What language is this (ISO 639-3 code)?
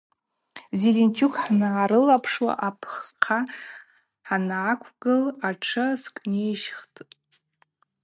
abq